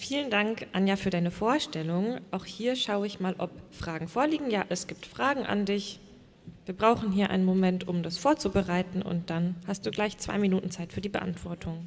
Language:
German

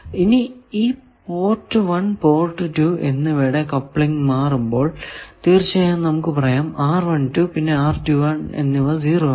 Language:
Malayalam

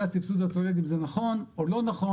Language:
Hebrew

